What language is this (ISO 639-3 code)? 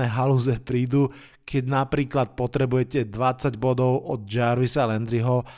slk